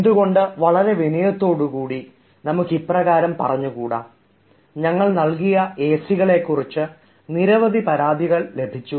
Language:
Malayalam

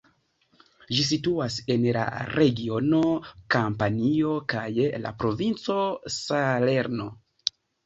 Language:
Esperanto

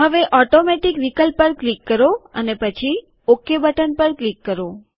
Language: Gujarati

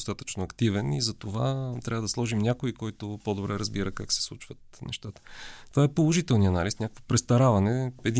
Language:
Bulgarian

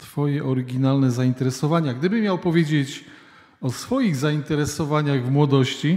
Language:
Polish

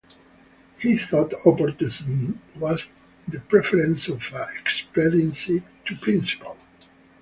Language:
English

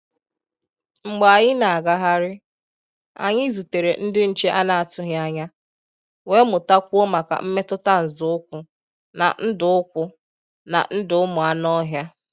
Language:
Igbo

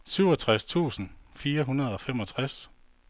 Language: Danish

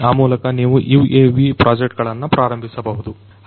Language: Kannada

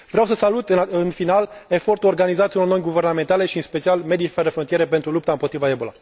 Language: Romanian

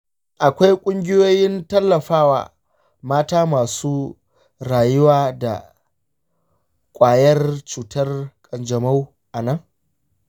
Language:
Hausa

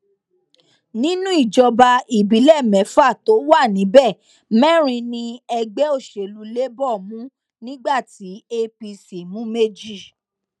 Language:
Yoruba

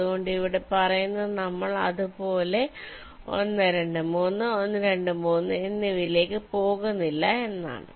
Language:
Malayalam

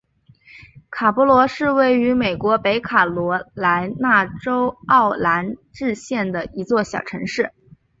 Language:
Chinese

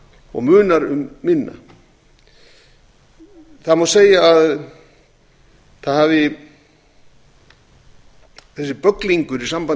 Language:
Icelandic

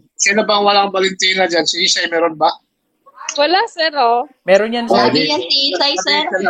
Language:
Filipino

